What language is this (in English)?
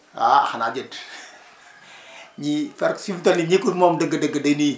Wolof